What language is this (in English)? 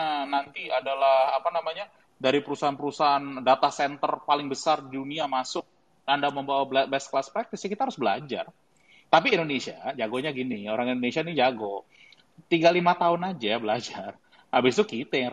Indonesian